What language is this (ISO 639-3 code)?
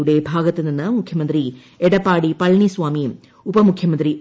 mal